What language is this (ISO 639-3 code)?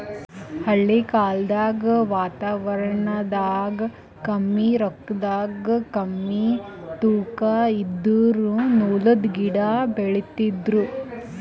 kan